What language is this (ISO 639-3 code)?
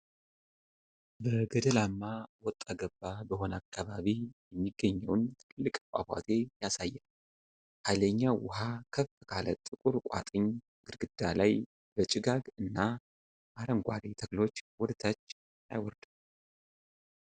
amh